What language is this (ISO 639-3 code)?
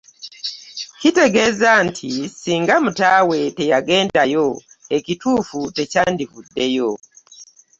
lug